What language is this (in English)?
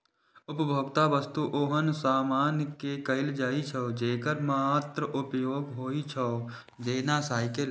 Maithili